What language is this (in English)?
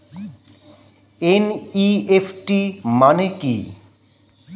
Bangla